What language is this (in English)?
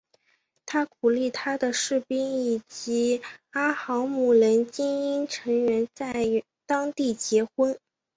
Chinese